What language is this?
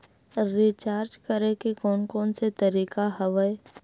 Chhattisgarhi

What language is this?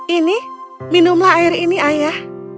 Indonesian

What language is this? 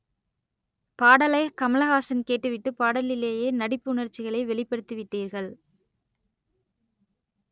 Tamil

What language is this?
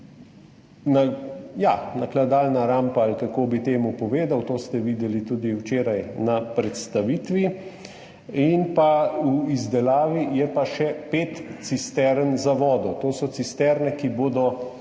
Slovenian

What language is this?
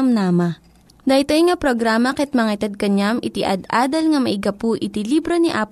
Filipino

